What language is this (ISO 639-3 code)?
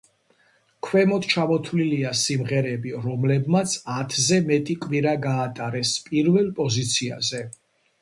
kat